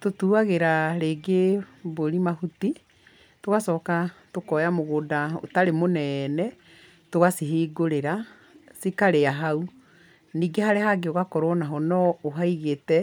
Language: Kikuyu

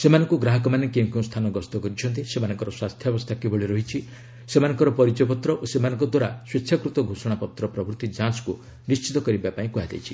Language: Odia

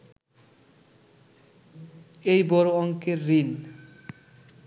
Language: Bangla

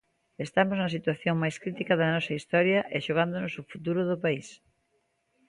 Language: Galician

